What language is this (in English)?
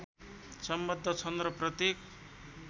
Nepali